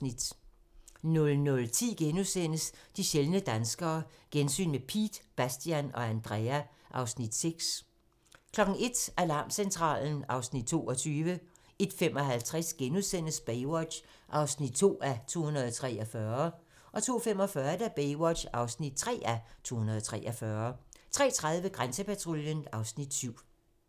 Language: Danish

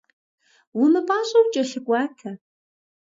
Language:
Kabardian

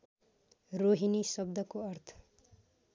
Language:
Nepali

